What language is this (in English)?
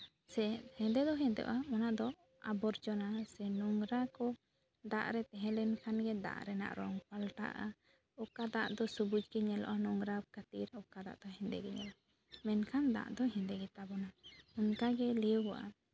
Santali